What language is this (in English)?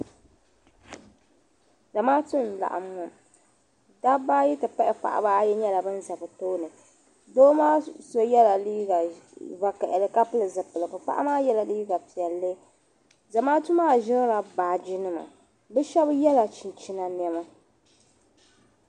Dagbani